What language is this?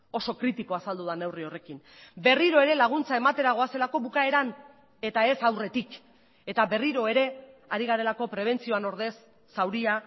Basque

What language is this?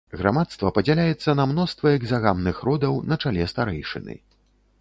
Belarusian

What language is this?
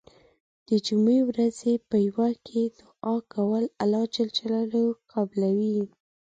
Pashto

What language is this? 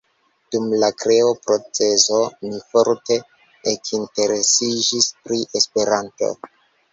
Esperanto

